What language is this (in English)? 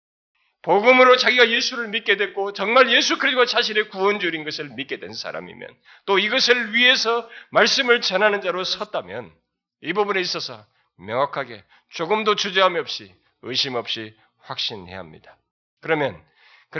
Korean